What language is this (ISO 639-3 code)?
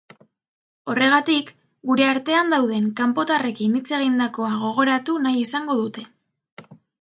eus